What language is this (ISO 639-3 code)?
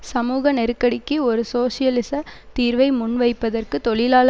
tam